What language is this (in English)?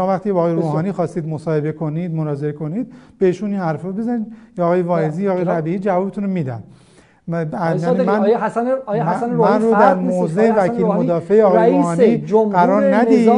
Persian